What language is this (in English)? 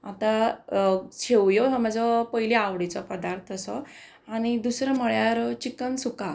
Konkani